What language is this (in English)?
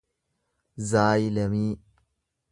Oromo